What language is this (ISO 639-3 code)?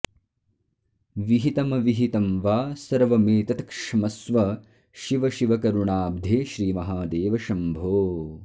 san